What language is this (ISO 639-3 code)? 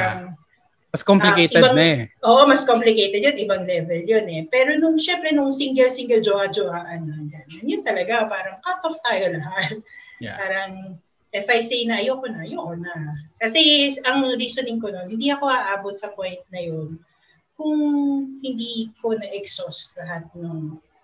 fil